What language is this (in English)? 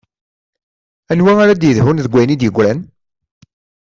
Kabyle